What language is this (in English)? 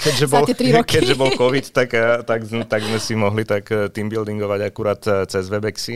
Slovak